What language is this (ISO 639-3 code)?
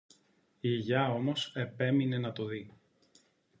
ell